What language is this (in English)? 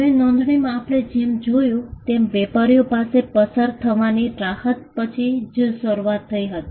Gujarati